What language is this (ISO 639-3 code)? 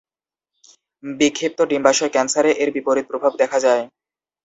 ben